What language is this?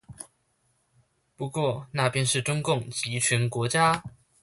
Chinese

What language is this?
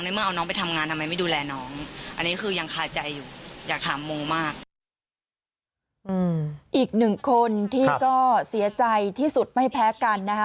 Thai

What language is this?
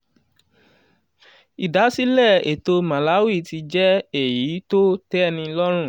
Yoruba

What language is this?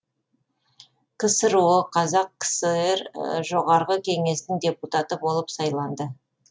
Kazakh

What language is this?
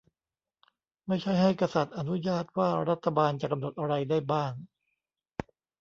Thai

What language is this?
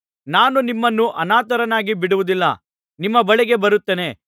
Kannada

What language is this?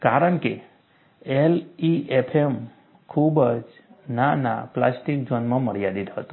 Gujarati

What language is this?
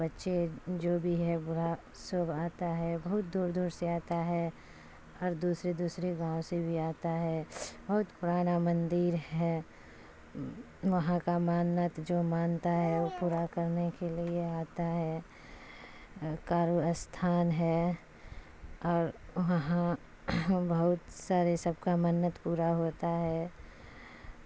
Urdu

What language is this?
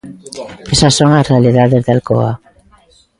Galician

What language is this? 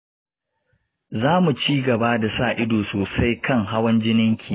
Hausa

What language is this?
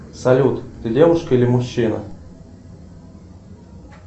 Russian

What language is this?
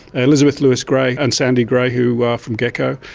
English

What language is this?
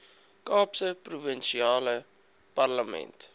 Afrikaans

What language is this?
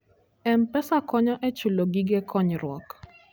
Luo (Kenya and Tanzania)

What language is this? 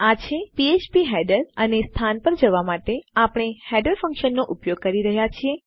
Gujarati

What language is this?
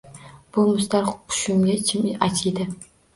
Uzbek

